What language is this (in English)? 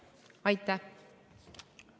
Estonian